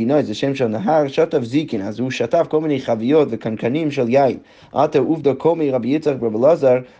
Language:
Hebrew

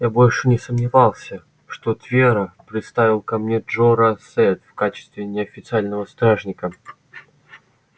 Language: Russian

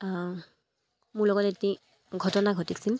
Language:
Assamese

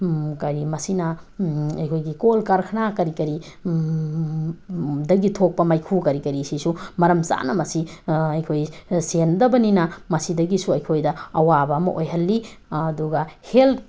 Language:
Manipuri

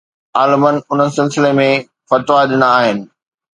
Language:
Sindhi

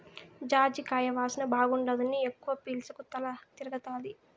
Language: Telugu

